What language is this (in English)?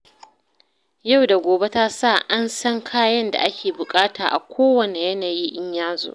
Hausa